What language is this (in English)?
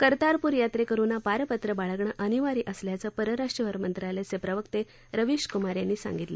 Marathi